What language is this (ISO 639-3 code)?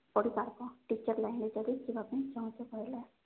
ori